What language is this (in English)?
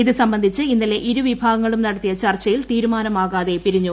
Malayalam